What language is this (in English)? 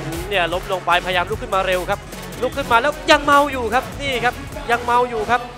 Thai